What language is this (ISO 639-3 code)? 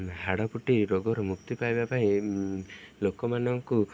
ori